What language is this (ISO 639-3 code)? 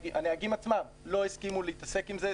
heb